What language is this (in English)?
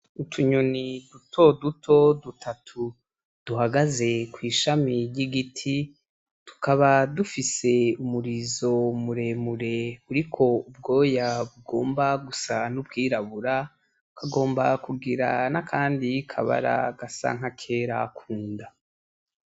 Rundi